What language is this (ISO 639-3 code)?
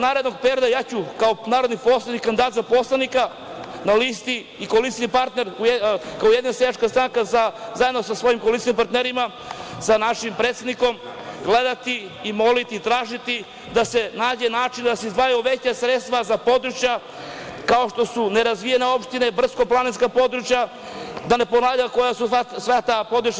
srp